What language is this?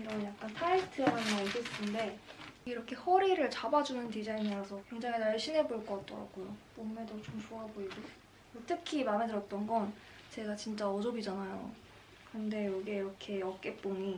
Korean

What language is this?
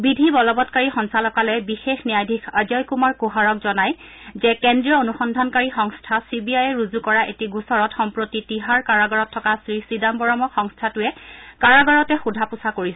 Assamese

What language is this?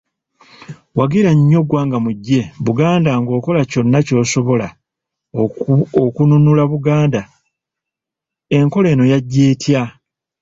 Ganda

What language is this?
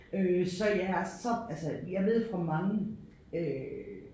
Danish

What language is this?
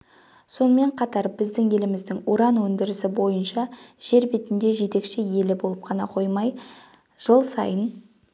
Kazakh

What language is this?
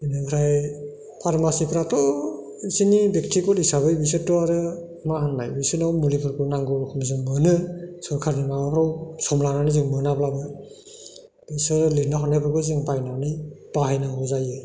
Bodo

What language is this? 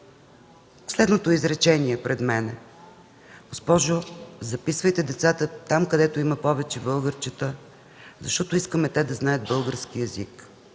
Bulgarian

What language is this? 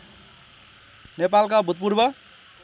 Nepali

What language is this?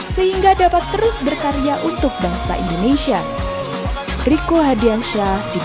Indonesian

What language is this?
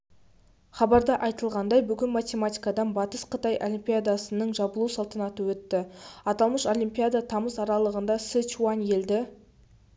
Kazakh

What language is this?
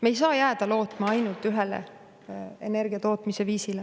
Estonian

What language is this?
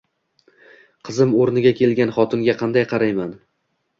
Uzbek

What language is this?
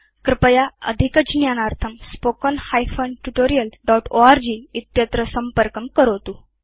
Sanskrit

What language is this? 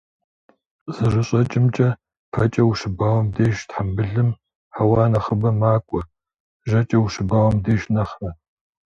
Kabardian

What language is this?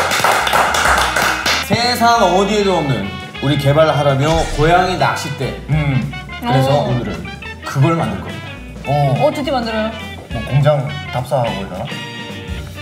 Korean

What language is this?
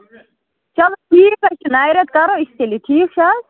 Kashmiri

